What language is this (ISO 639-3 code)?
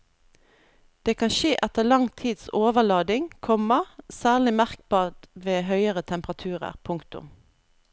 nor